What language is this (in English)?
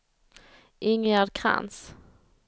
Swedish